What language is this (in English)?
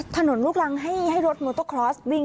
Thai